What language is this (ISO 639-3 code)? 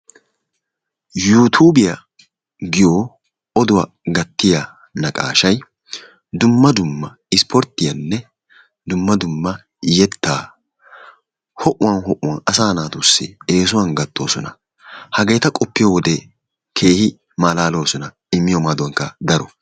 wal